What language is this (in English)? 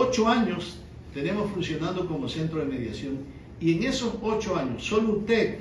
Spanish